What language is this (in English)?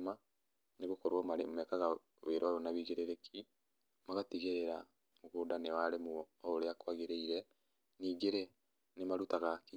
Kikuyu